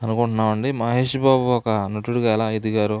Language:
Telugu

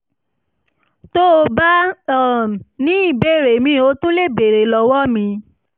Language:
Yoruba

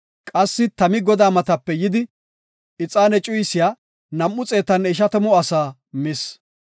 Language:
Gofa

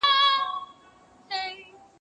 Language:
Pashto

